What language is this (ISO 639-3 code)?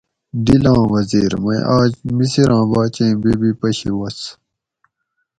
gwc